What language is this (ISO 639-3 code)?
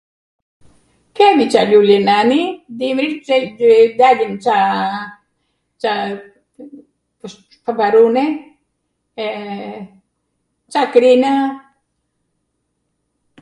aat